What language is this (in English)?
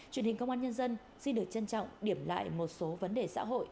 Vietnamese